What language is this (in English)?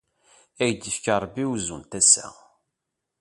Kabyle